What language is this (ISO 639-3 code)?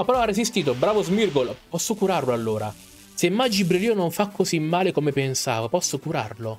ita